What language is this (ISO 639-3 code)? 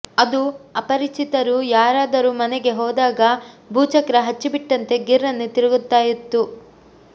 kan